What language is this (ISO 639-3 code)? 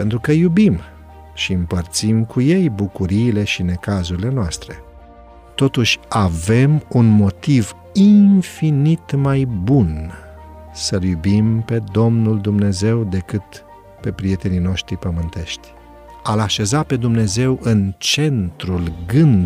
ron